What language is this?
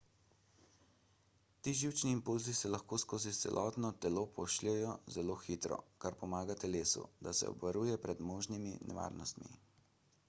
Slovenian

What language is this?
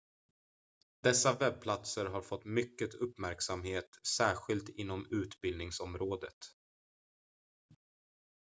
Swedish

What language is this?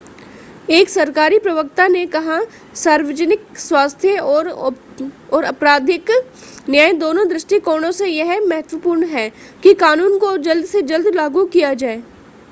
Hindi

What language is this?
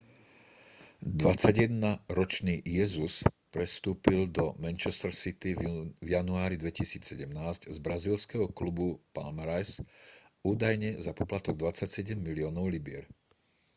Slovak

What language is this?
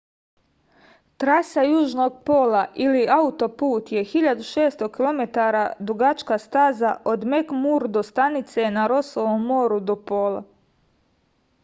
Serbian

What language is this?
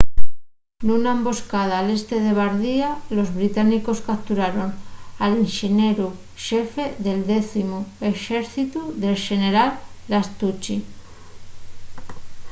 Asturian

